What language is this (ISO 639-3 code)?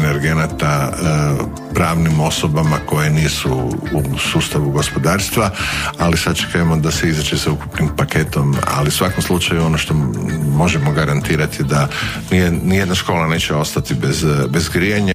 hrv